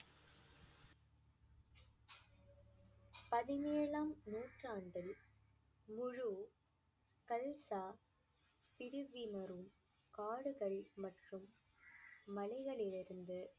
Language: Tamil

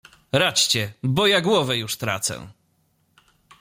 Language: Polish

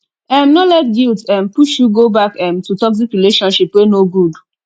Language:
Nigerian Pidgin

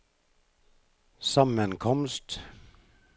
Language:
Norwegian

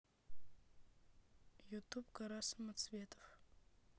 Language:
Russian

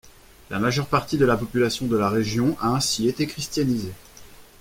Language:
French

